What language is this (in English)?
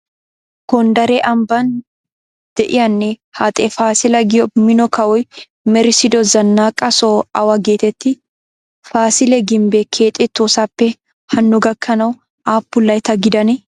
Wolaytta